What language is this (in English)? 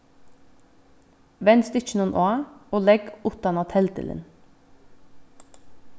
Faroese